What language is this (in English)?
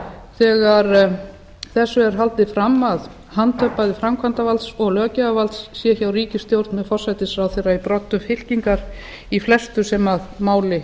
Icelandic